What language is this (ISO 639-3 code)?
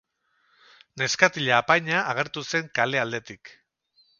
eus